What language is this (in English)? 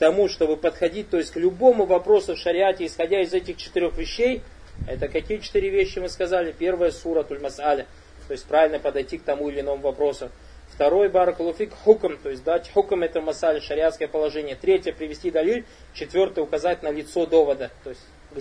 Russian